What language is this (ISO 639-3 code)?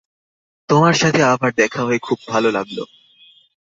ben